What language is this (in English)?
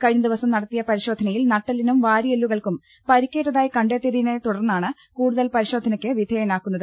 Malayalam